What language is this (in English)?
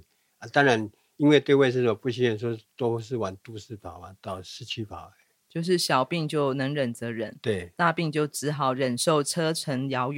Chinese